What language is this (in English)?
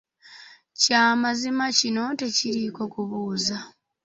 Ganda